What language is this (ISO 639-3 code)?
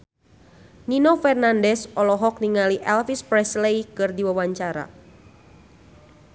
sun